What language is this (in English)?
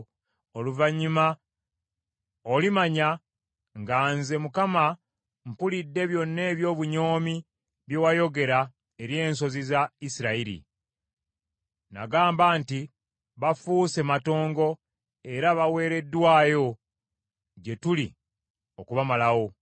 Ganda